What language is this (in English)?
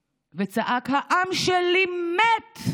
Hebrew